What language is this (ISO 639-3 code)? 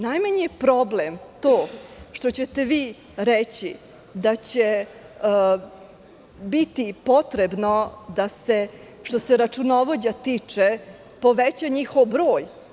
srp